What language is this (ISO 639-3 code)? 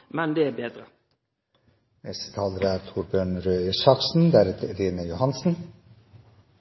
nno